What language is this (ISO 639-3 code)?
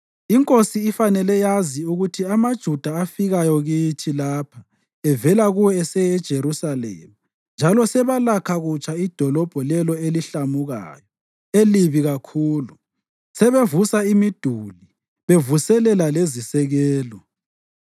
nde